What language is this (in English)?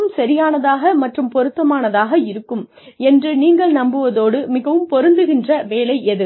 Tamil